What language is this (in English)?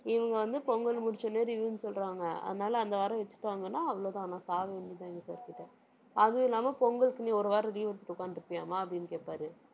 Tamil